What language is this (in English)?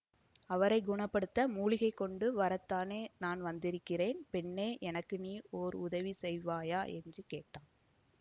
Tamil